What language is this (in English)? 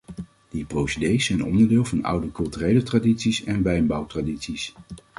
Dutch